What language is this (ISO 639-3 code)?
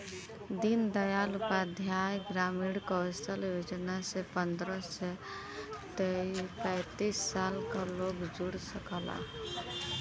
bho